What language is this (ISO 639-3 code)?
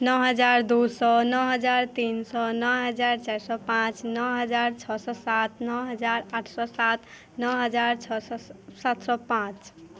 mai